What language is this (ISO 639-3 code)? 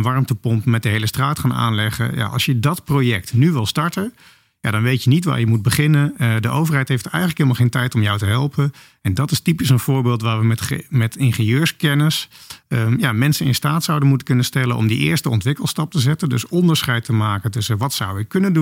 nld